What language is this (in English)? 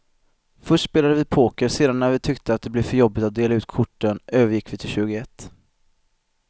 Swedish